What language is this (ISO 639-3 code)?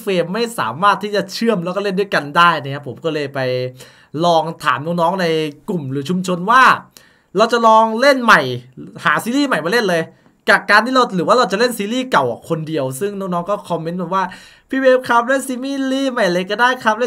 tha